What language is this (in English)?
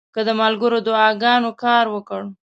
Pashto